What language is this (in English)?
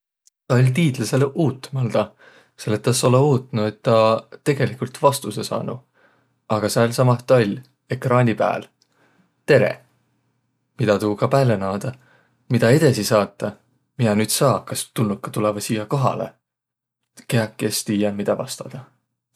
Võro